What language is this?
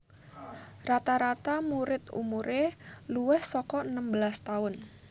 Javanese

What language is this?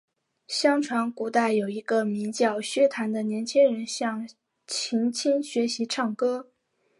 Chinese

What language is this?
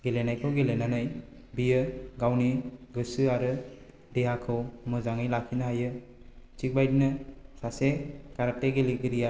Bodo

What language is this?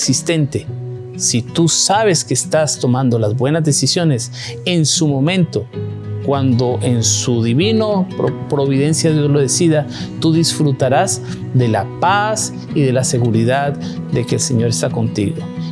Spanish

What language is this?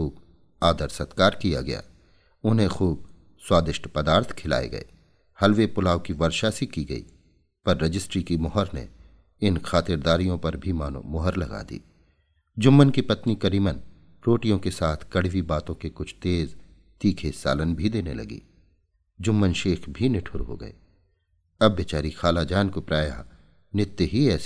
Hindi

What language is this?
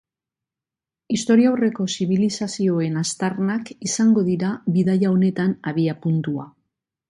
Basque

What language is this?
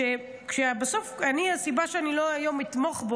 Hebrew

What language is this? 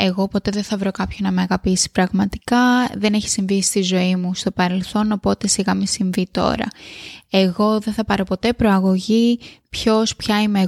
Greek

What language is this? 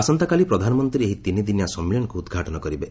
Odia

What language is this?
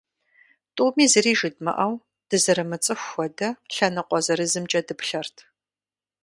Kabardian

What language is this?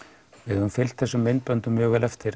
Icelandic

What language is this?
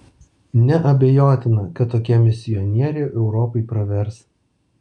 Lithuanian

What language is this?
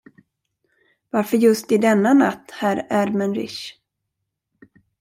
Swedish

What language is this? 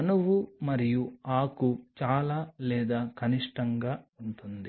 Telugu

